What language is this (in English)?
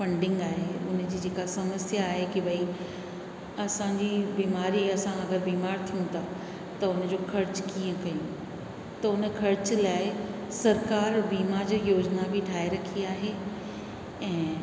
Sindhi